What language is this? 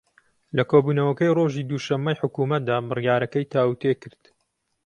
Central Kurdish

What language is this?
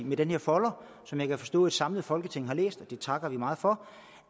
Danish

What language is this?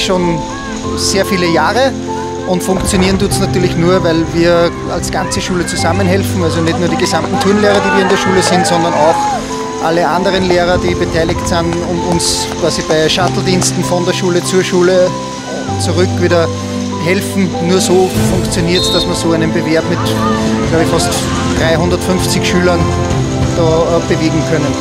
German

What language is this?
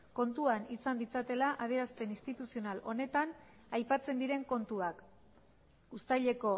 Basque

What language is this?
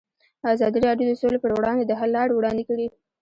Pashto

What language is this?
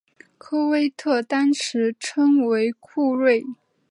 Chinese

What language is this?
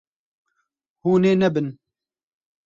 Kurdish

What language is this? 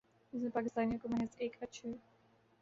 Urdu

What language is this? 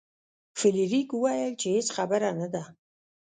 Pashto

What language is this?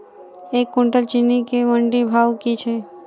Maithili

